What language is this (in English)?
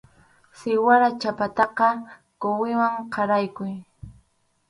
Arequipa-La Unión Quechua